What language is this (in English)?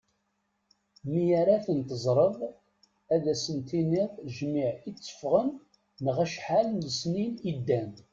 Kabyle